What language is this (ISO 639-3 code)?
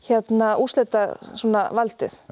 isl